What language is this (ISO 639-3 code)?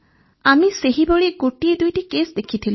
ori